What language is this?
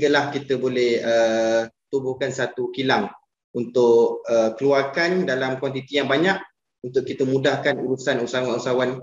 Malay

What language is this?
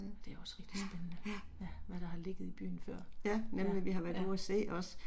Danish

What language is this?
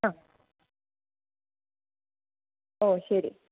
Malayalam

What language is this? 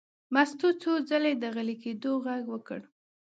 Pashto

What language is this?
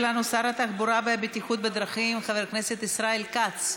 Hebrew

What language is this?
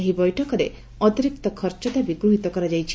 Odia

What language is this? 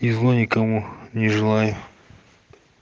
Russian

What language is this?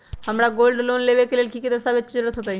Magahi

